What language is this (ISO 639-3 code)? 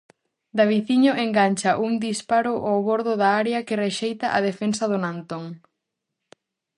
glg